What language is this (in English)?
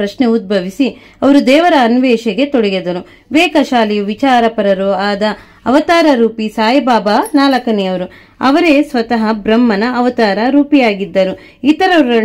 Kannada